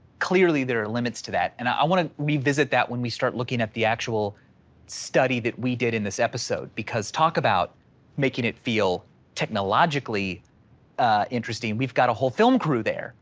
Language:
English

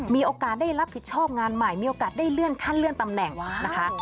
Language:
Thai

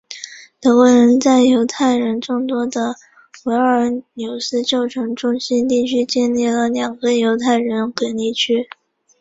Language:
Chinese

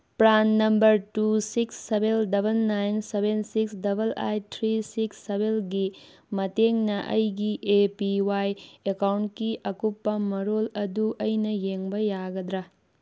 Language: Manipuri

